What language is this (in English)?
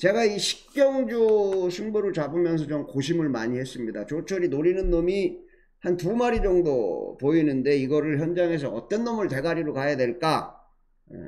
Korean